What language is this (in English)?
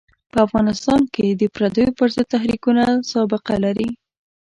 Pashto